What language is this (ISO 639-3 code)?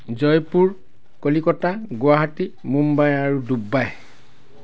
asm